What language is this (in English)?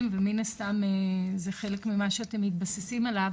Hebrew